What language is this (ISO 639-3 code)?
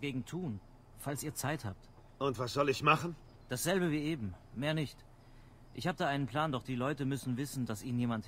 deu